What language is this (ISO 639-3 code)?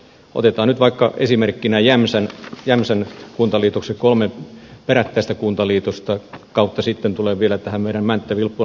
fin